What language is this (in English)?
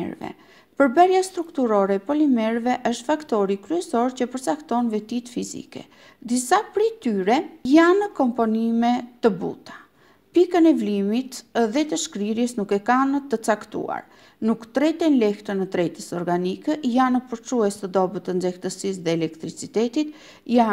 Romanian